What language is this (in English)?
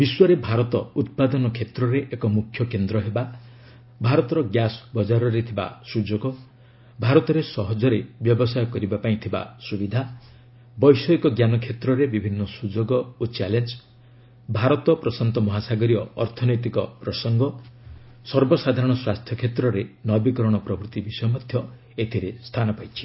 Odia